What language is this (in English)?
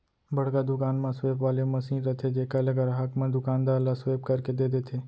Chhattisgarhi